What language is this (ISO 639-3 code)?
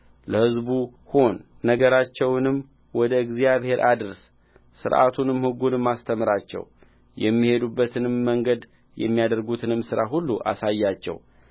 amh